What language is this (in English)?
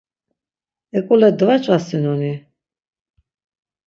Laz